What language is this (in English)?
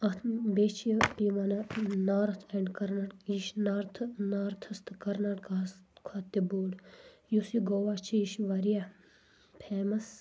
Kashmiri